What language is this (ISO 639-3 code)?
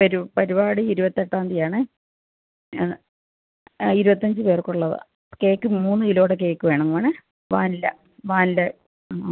mal